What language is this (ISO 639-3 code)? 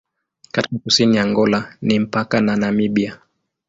swa